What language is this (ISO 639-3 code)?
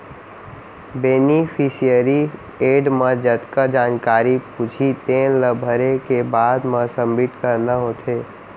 hne